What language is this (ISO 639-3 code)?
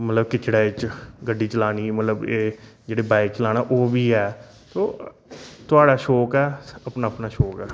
doi